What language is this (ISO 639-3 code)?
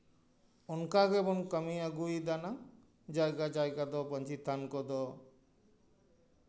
sat